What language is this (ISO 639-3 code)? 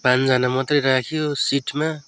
nep